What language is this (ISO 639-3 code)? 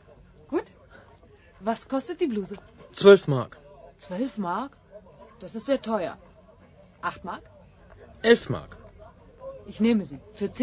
bul